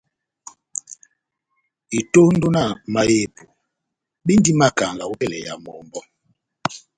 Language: Batanga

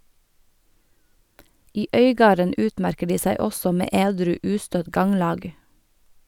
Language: Norwegian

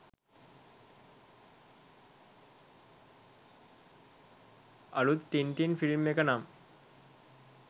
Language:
Sinhala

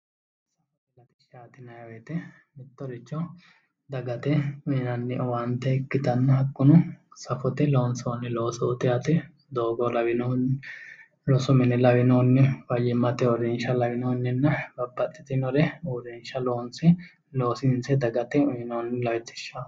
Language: Sidamo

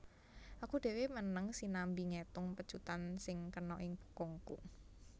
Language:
Javanese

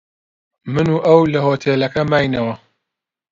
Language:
Central Kurdish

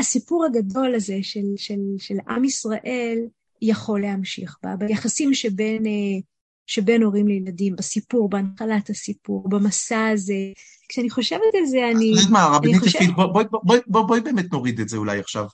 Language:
Hebrew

